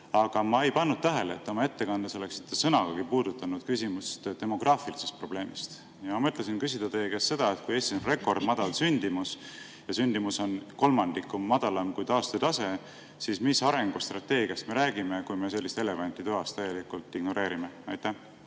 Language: Estonian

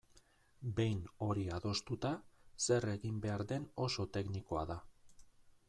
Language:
Basque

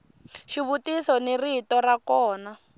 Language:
Tsonga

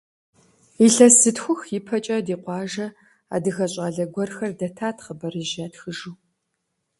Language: Kabardian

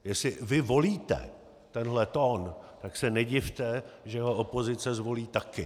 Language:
Czech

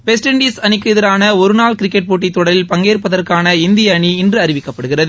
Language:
Tamil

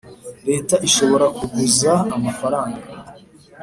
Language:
Kinyarwanda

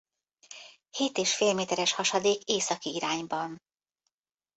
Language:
Hungarian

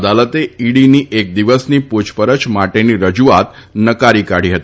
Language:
Gujarati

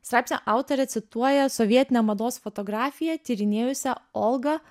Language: Lithuanian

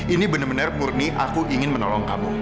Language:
Indonesian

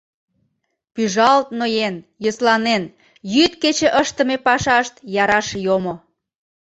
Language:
Mari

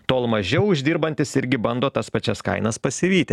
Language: Lithuanian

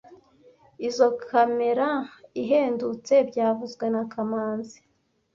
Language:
Kinyarwanda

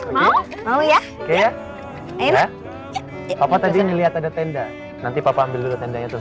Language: Indonesian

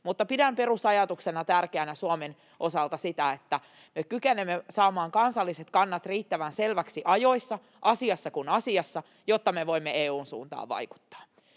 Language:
Finnish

